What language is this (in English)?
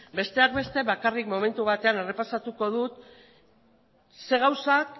Basque